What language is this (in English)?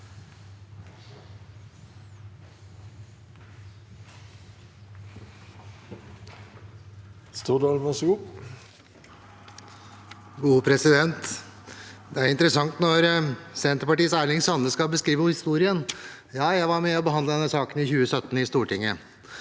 Norwegian